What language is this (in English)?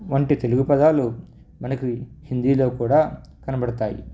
Telugu